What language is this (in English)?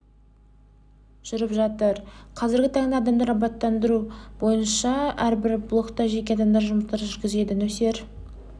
Kazakh